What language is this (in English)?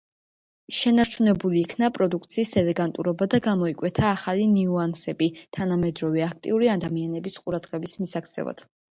Georgian